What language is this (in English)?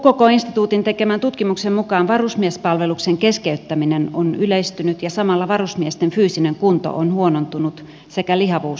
Finnish